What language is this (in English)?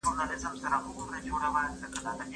Pashto